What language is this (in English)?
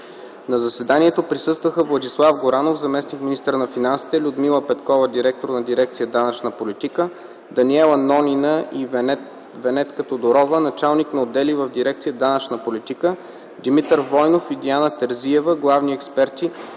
Bulgarian